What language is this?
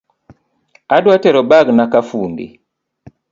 Luo (Kenya and Tanzania)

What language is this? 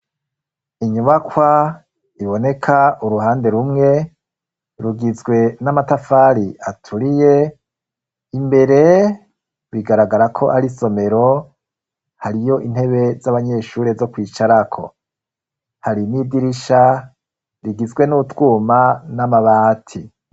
Rundi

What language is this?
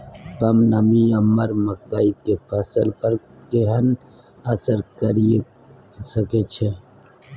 Maithili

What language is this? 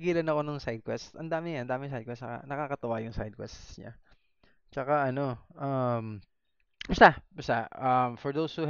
Filipino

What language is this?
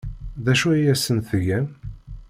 Kabyle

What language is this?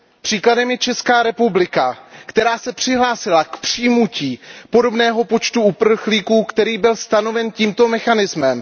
Czech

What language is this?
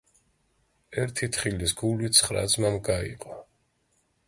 Georgian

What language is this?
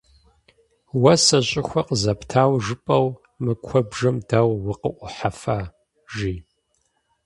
Kabardian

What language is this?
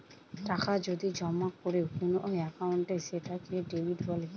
Bangla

